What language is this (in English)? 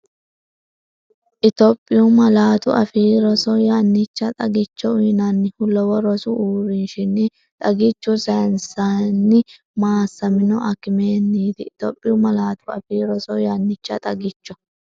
Sidamo